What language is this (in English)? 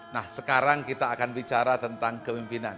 Indonesian